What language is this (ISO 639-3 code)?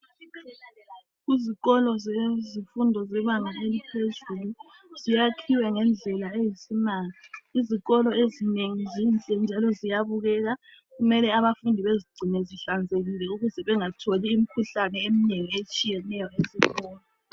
nde